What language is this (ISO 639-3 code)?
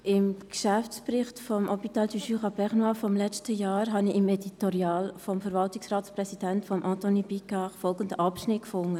gsw